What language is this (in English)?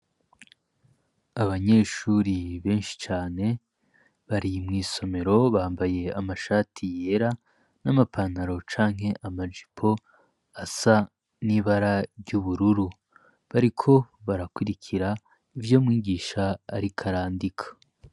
Rundi